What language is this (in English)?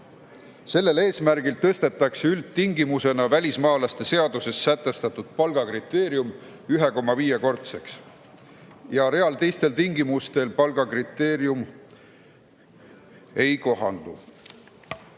Estonian